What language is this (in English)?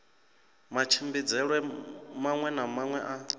Venda